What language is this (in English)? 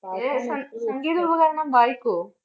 Malayalam